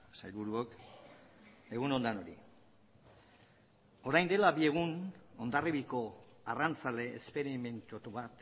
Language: Basque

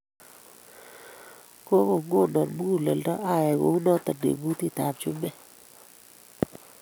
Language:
Kalenjin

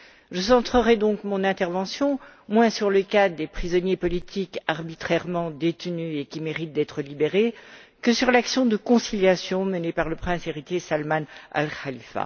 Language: French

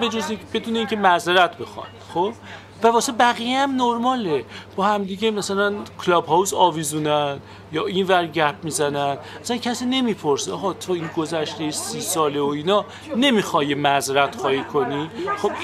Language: Persian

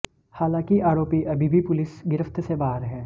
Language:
Hindi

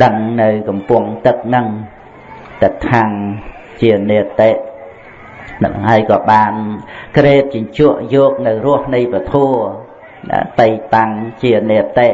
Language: Vietnamese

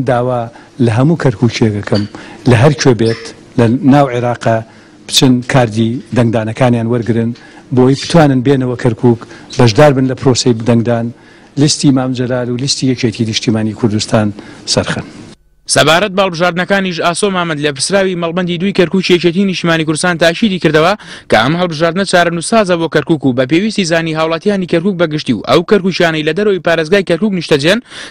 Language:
Romanian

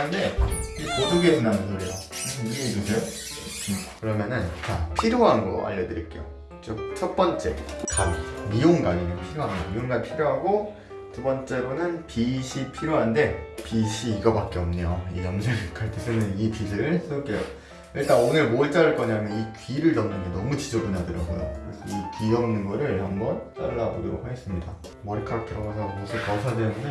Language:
Korean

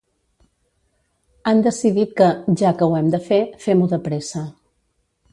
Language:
Catalan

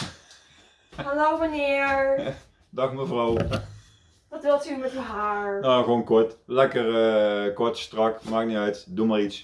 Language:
Dutch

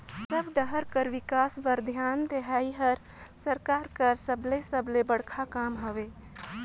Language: Chhattisgarhi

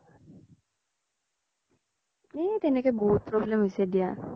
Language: Assamese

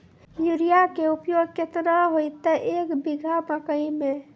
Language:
Maithili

